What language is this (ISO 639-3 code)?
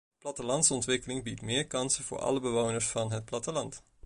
nld